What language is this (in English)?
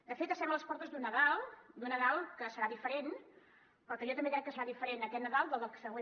Catalan